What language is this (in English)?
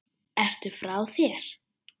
Icelandic